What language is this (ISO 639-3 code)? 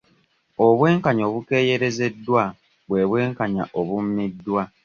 lug